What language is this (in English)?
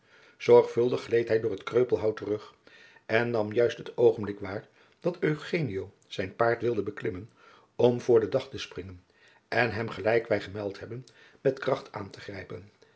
Dutch